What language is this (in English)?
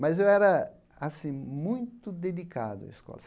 Portuguese